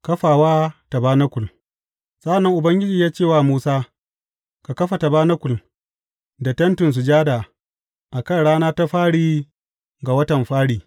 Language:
Hausa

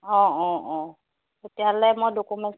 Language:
Assamese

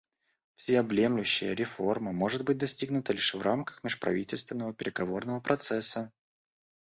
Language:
Russian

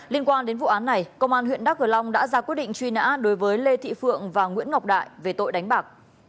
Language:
Vietnamese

